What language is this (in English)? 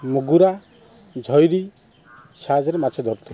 Odia